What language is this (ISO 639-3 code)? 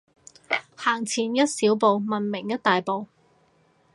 yue